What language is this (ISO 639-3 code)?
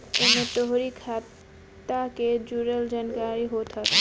bho